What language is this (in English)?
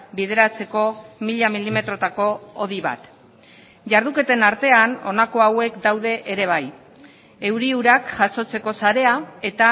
Basque